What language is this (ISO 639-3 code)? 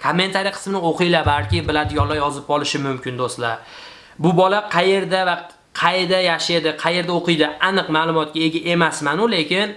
rus